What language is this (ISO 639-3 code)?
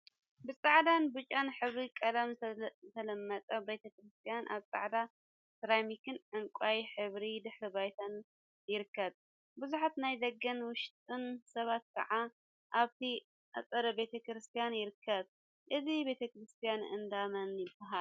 tir